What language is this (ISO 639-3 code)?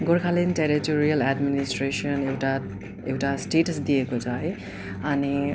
nep